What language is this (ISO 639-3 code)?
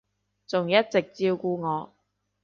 yue